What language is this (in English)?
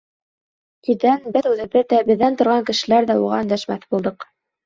Bashkir